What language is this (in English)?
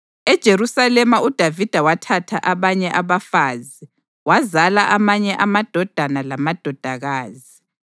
North Ndebele